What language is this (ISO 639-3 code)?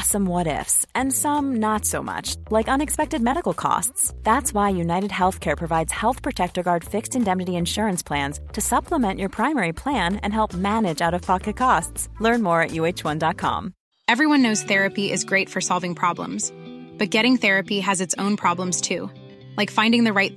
swe